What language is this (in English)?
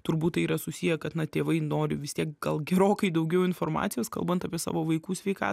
Lithuanian